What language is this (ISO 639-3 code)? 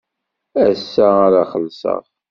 kab